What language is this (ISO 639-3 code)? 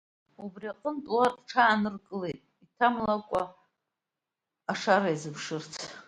abk